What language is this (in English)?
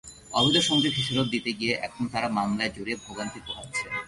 Bangla